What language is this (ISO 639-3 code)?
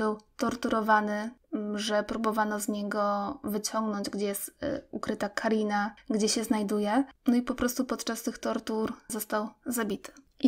pol